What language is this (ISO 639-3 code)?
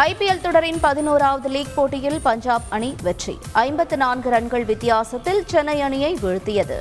tam